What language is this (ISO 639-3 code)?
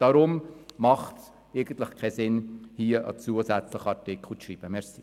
gsw